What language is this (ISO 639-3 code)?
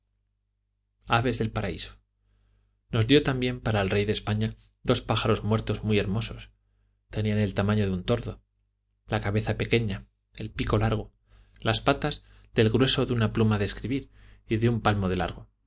spa